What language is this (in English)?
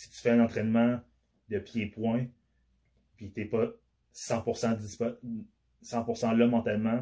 French